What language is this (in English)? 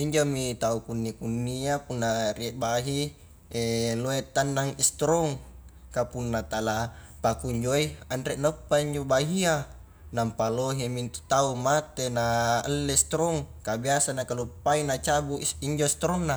Highland Konjo